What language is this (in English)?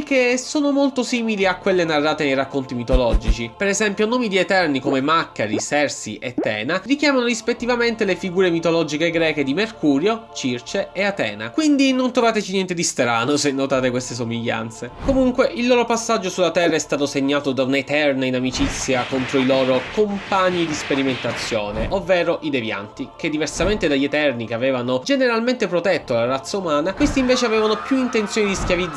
Italian